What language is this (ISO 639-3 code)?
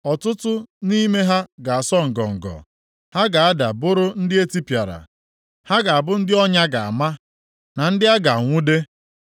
ibo